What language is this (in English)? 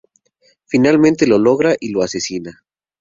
Spanish